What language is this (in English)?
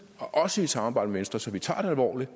Danish